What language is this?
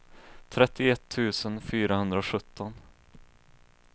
Swedish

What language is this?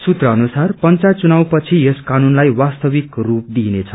Nepali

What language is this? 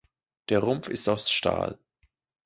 German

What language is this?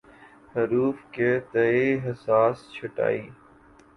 Urdu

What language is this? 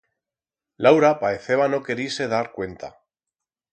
Aragonese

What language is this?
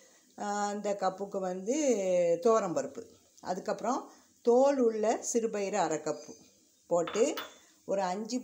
Arabic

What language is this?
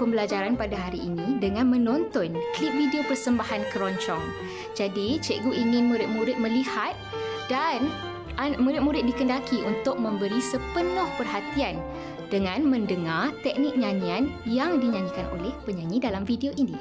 Malay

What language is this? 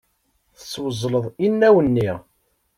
Kabyle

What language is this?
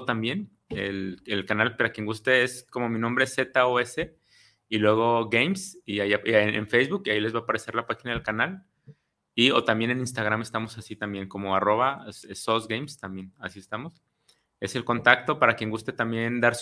Spanish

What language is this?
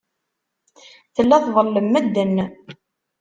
Kabyle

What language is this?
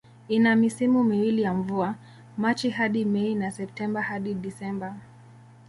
Swahili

